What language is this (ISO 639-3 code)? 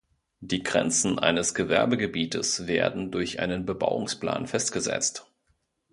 deu